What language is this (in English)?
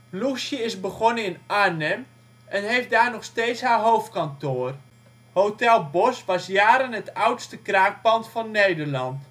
Dutch